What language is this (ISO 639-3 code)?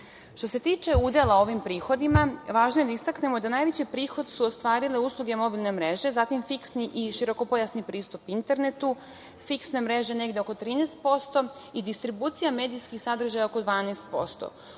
srp